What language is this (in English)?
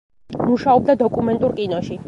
Georgian